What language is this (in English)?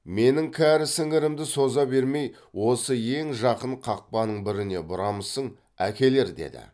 Kazakh